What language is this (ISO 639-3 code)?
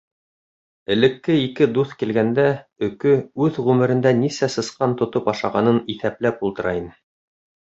bak